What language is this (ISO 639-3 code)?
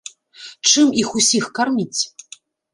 bel